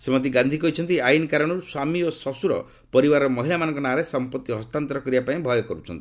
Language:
Odia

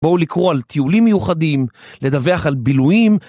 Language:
Hebrew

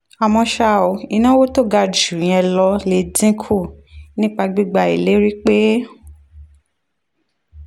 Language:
Yoruba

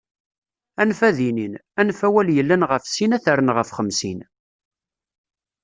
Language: Kabyle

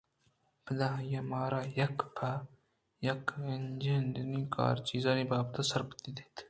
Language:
Eastern Balochi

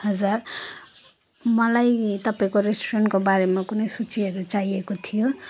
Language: Nepali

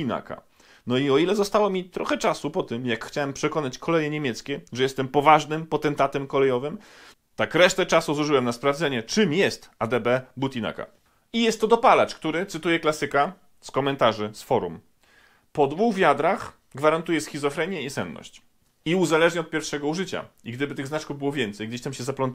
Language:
Polish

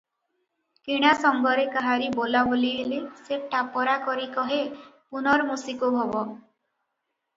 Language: Odia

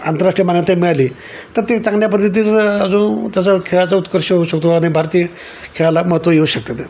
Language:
Marathi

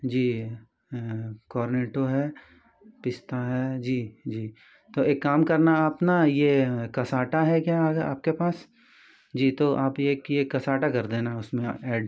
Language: Hindi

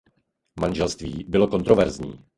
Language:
Czech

